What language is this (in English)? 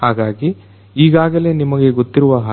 Kannada